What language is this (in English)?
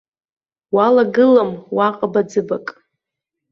Abkhazian